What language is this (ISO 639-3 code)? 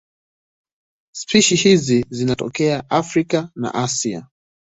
swa